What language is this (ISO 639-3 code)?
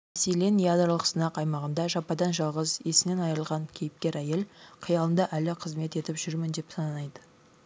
kaz